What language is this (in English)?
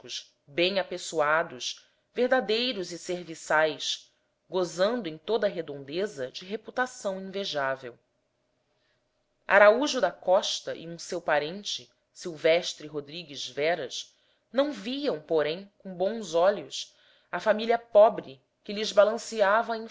Portuguese